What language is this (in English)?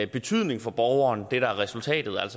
Danish